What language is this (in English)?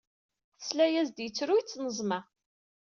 Kabyle